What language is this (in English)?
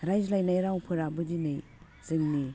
Bodo